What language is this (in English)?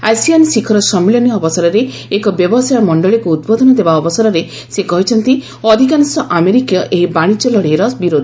Odia